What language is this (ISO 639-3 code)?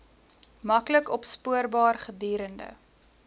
afr